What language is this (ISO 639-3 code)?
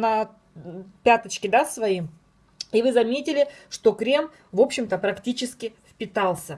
rus